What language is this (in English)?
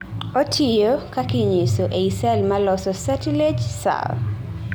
Luo (Kenya and Tanzania)